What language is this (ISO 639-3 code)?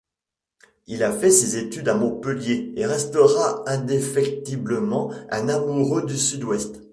fra